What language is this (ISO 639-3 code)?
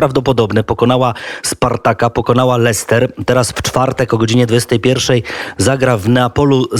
pol